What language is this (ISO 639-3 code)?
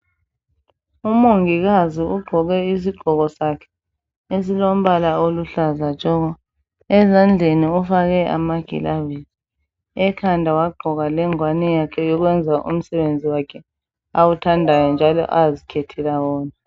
nde